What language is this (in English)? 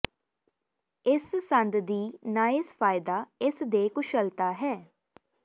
Punjabi